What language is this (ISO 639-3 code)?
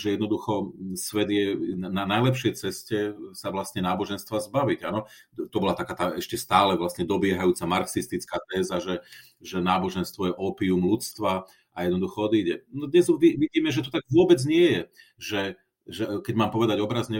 slk